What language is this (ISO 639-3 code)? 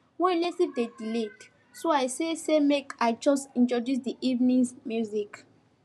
pcm